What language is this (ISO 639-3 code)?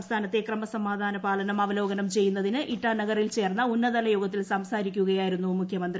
mal